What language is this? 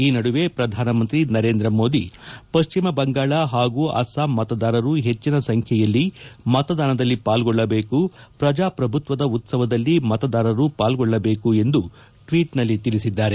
Kannada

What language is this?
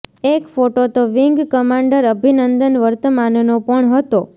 Gujarati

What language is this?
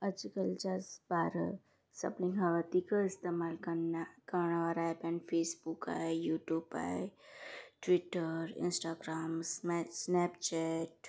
Sindhi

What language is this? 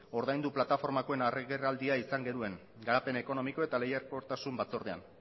Basque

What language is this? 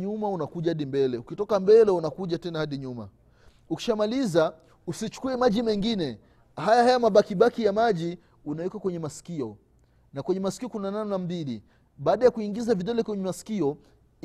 Swahili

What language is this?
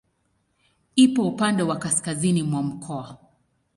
Swahili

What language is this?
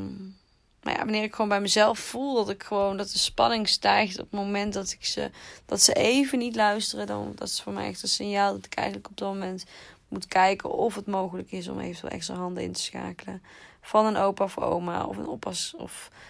Dutch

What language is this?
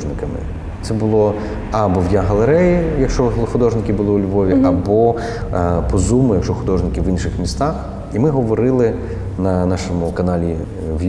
Ukrainian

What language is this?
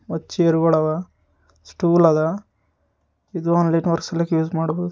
Kannada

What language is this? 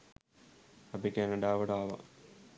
Sinhala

